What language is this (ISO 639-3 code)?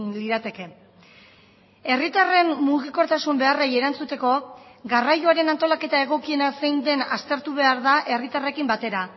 eus